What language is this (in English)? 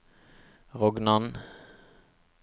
Norwegian